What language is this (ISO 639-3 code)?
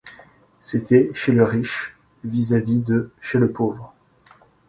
fra